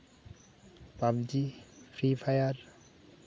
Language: Santali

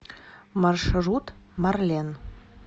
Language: Russian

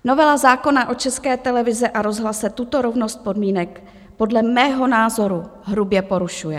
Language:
Czech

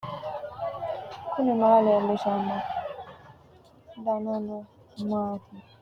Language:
Sidamo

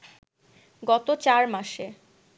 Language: Bangla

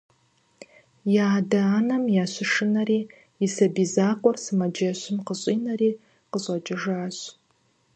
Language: Kabardian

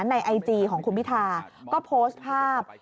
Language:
Thai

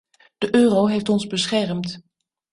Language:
Dutch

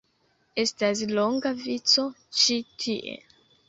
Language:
Esperanto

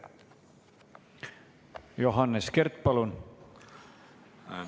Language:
Estonian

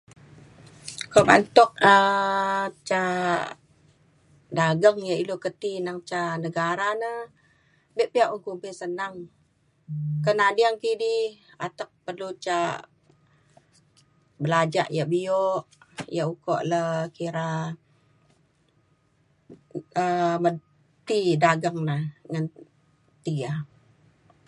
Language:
Mainstream Kenyah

